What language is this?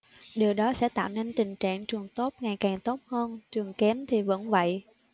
Vietnamese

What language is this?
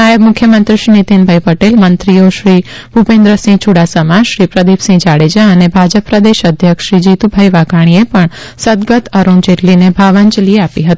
Gujarati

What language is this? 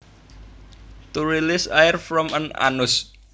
Javanese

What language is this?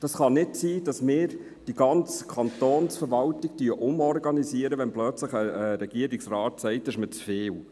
Swiss German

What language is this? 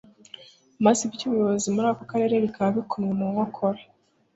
Kinyarwanda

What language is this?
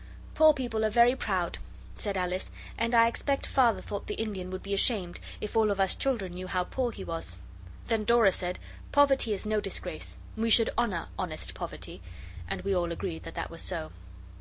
English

